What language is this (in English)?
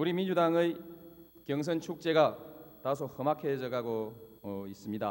Korean